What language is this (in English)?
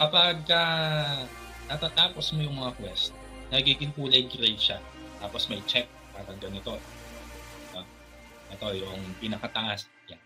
Filipino